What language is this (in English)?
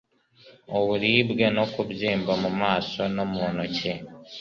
Kinyarwanda